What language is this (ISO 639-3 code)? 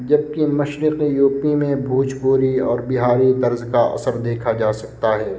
urd